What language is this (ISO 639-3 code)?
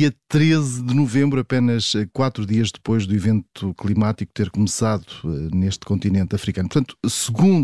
por